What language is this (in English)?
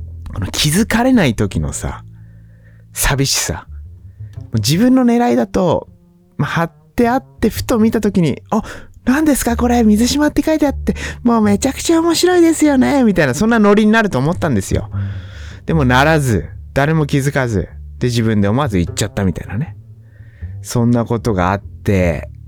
Japanese